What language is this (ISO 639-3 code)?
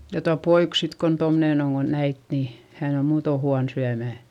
fin